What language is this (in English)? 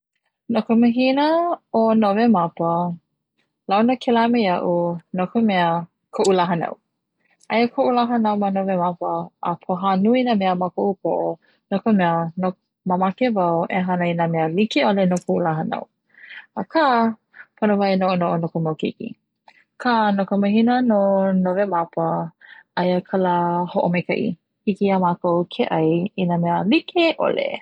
Hawaiian